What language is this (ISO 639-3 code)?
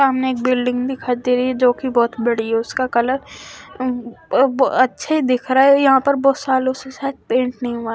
hin